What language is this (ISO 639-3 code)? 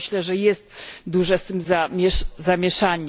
pol